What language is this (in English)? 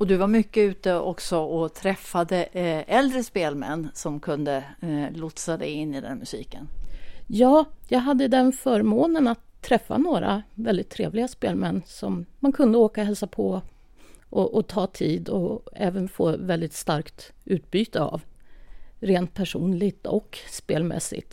Swedish